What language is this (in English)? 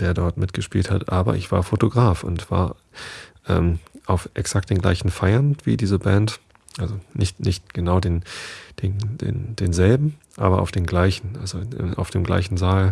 German